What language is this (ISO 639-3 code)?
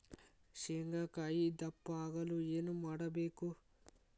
kan